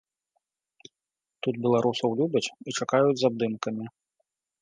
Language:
Belarusian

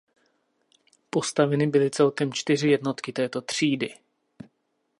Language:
Czech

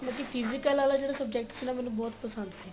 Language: Punjabi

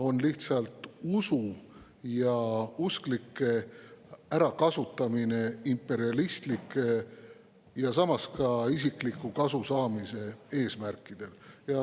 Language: Estonian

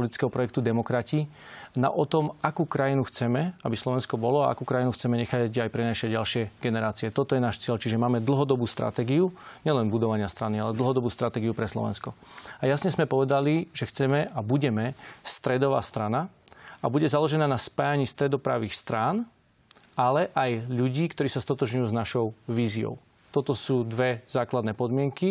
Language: Slovak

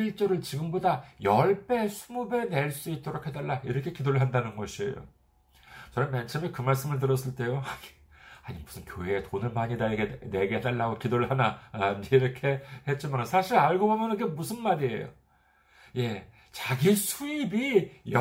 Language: Korean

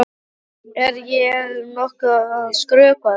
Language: Icelandic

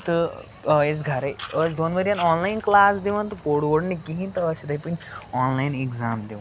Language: Kashmiri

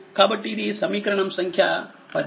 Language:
Telugu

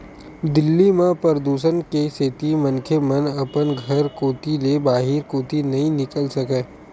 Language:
Chhattisgarhi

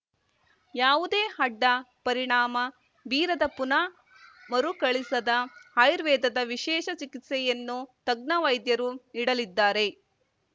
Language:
Kannada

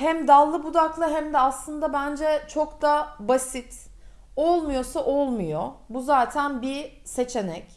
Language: Turkish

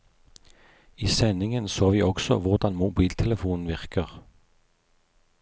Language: Norwegian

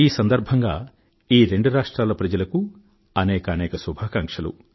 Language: Telugu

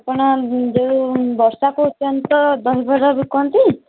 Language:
Odia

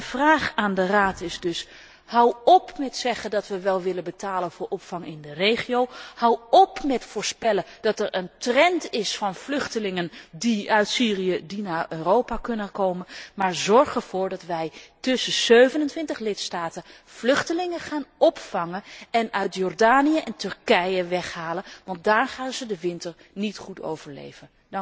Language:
Dutch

